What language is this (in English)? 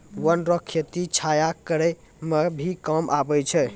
Maithili